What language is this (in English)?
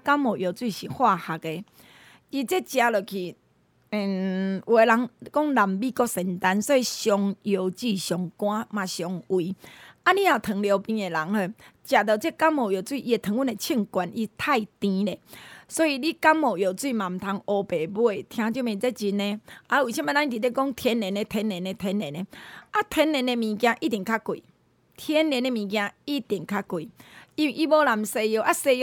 Chinese